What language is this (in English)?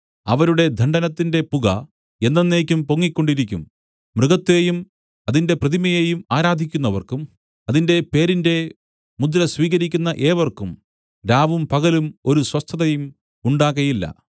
Malayalam